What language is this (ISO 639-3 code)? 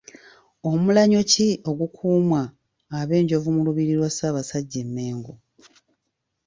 lug